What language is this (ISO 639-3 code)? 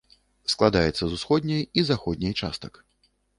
bel